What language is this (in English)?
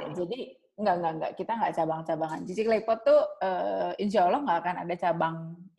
Indonesian